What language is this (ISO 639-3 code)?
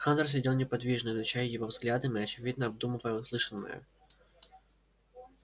rus